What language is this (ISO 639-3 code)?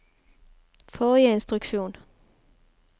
nor